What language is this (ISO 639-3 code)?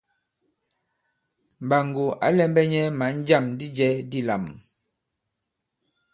abb